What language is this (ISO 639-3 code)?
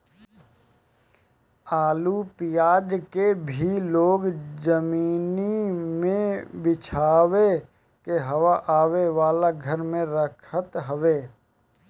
bho